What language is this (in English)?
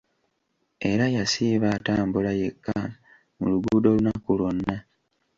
Ganda